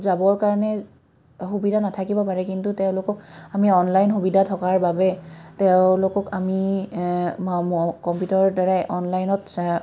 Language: Assamese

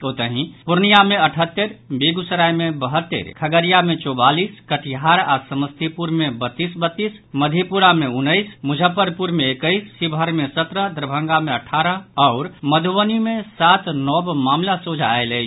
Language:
Maithili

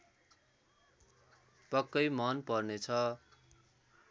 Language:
Nepali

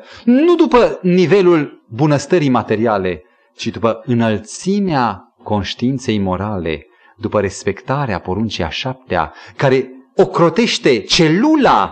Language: Romanian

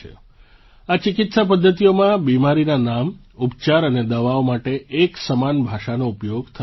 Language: Gujarati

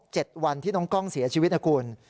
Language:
Thai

